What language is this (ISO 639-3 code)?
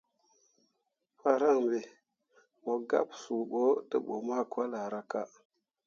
mua